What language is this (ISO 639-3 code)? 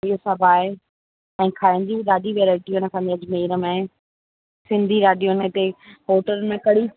snd